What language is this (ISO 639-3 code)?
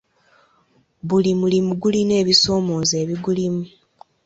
lug